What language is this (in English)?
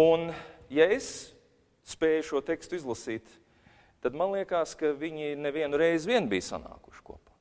Latvian